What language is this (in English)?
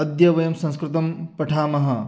Sanskrit